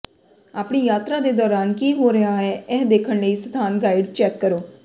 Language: Punjabi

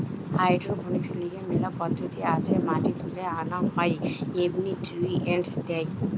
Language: Bangla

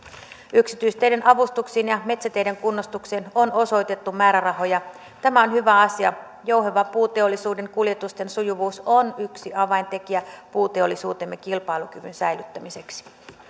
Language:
Finnish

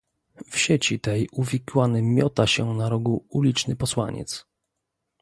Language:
Polish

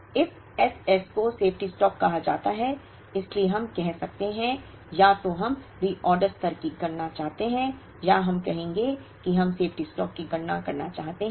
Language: Hindi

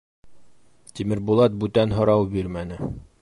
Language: Bashkir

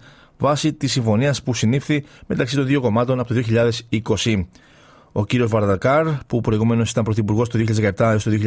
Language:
Greek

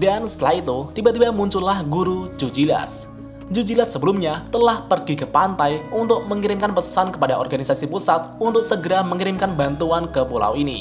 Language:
Indonesian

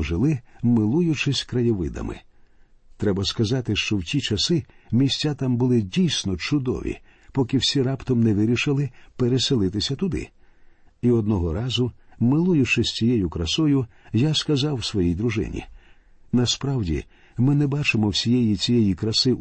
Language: Ukrainian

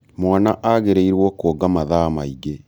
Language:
Kikuyu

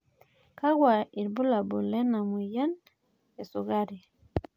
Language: Masai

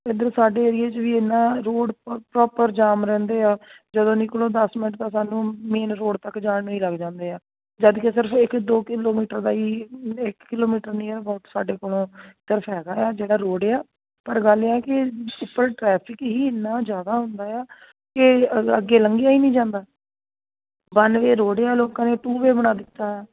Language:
Punjabi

